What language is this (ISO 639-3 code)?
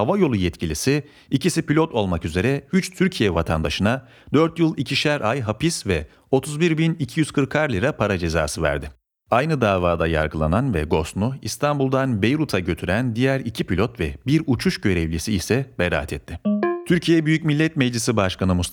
tur